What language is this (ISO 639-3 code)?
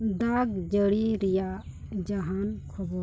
sat